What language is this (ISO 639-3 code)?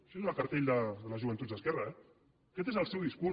cat